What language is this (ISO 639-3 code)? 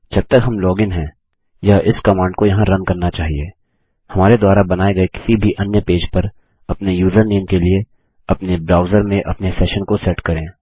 hin